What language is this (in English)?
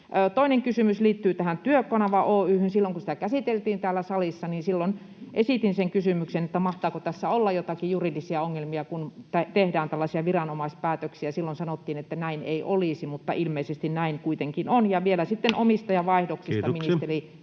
Finnish